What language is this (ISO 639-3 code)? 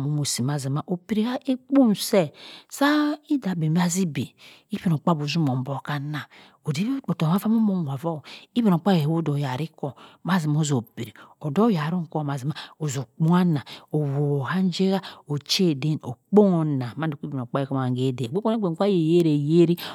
mfn